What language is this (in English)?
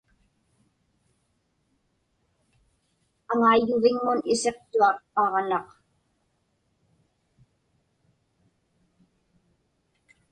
Inupiaq